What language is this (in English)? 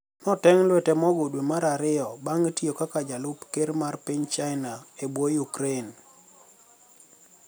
Luo (Kenya and Tanzania)